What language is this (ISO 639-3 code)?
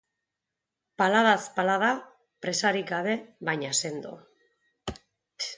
eus